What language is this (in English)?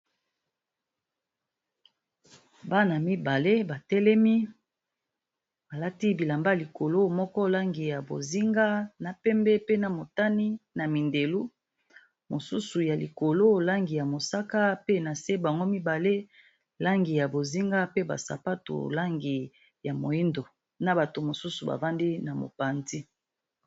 Lingala